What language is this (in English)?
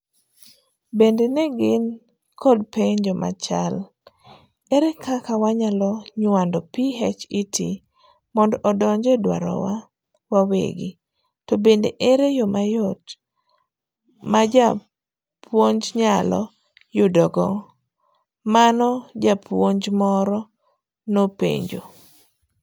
Luo (Kenya and Tanzania)